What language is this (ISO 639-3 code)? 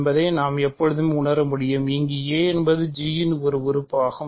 tam